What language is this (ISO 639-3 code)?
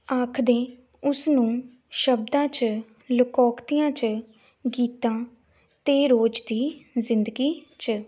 pan